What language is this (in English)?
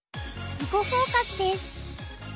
Japanese